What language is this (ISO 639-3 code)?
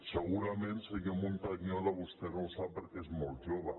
cat